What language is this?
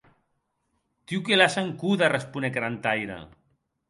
Occitan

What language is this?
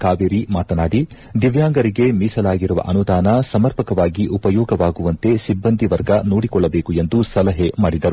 Kannada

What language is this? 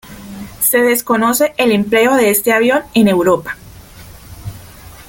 Spanish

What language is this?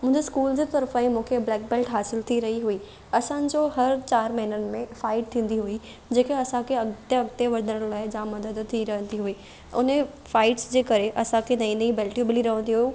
Sindhi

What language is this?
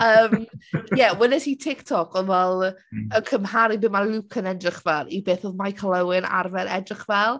Welsh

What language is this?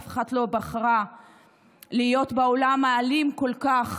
Hebrew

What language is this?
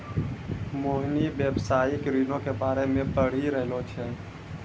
Maithili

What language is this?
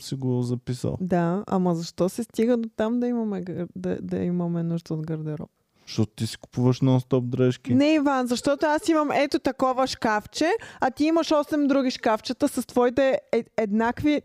Bulgarian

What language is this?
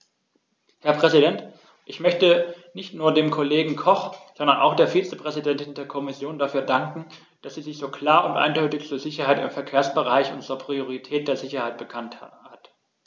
German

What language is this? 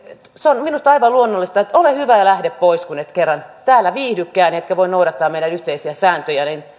Finnish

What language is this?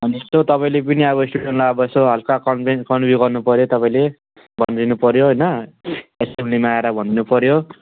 Nepali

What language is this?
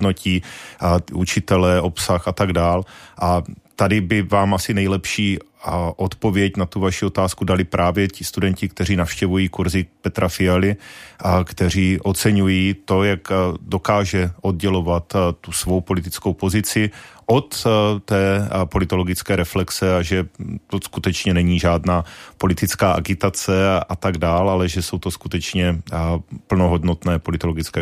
Czech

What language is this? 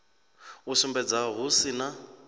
Venda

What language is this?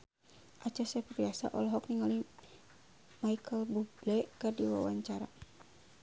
Sundanese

